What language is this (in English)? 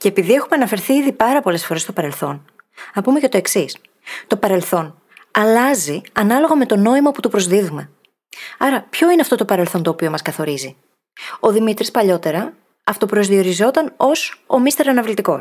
Greek